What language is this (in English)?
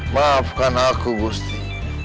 Indonesian